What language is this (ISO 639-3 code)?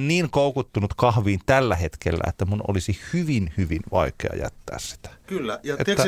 fin